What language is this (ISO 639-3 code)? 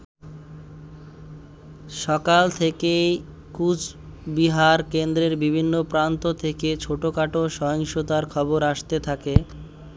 ben